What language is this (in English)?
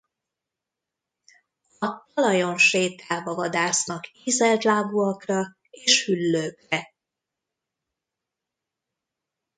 Hungarian